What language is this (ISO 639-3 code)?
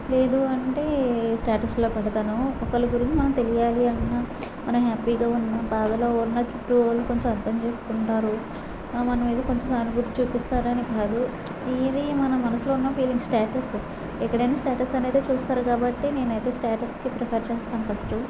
tel